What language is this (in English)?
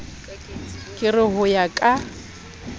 Southern Sotho